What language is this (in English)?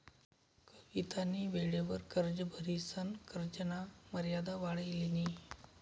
Marathi